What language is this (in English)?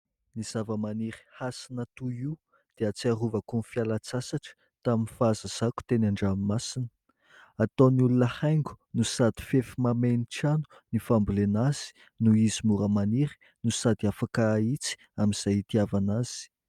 Malagasy